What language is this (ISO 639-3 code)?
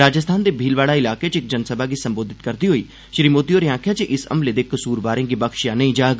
doi